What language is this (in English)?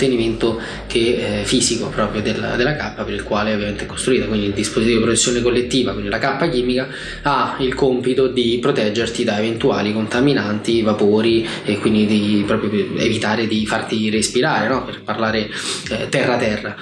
Italian